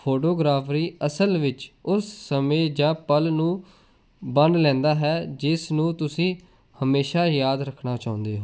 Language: Punjabi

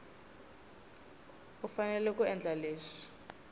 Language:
Tsonga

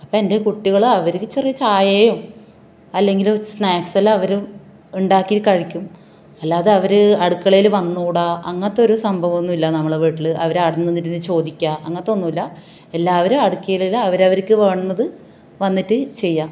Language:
Malayalam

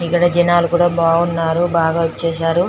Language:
Telugu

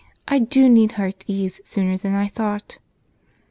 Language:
English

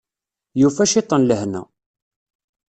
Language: Kabyle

